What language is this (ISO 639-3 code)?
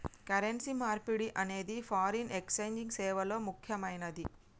tel